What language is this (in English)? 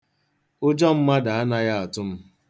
Igbo